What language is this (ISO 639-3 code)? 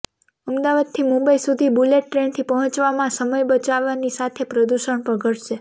guj